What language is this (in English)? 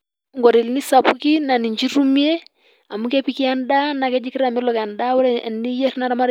Masai